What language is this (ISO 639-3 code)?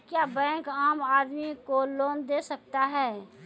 mai